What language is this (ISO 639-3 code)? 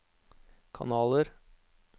nor